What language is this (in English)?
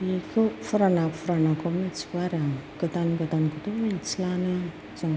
Bodo